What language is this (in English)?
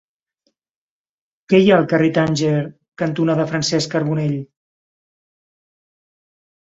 Catalan